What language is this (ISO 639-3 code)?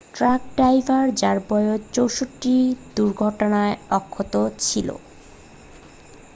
ben